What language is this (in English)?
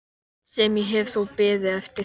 Icelandic